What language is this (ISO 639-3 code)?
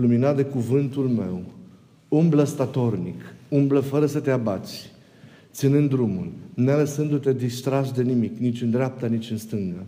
ron